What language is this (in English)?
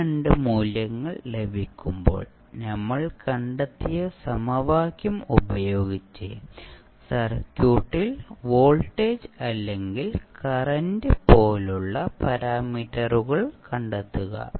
Malayalam